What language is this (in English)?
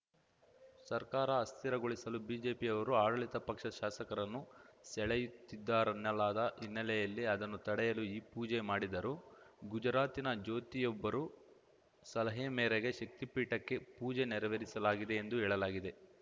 Kannada